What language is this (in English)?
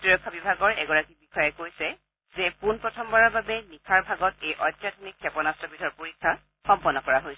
Assamese